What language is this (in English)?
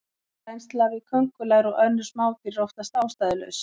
Icelandic